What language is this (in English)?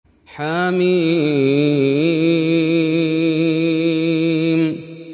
Arabic